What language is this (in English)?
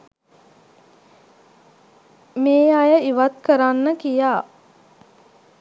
Sinhala